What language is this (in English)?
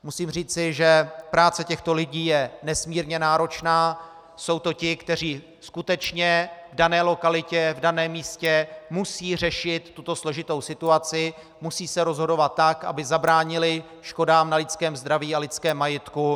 Czech